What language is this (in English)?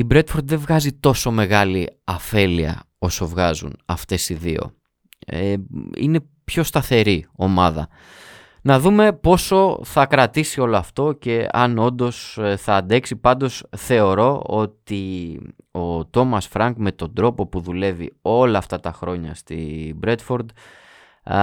Greek